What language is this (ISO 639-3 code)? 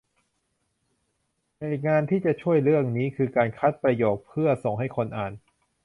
tha